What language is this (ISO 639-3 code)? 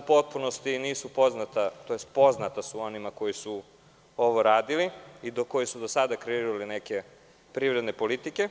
srp